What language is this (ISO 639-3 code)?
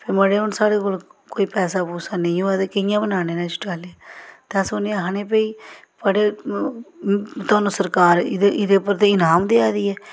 doi